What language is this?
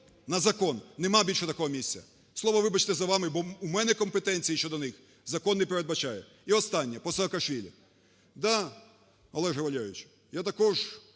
Ukrainian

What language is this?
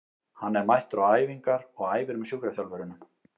Icelandic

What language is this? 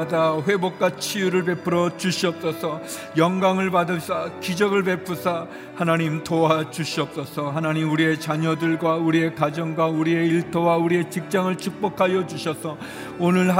Korean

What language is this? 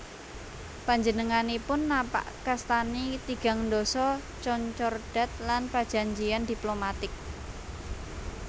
Javanese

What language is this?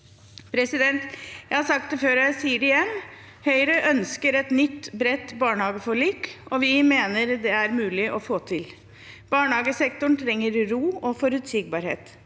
Norwegian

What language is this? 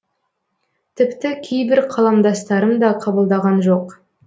Kazakh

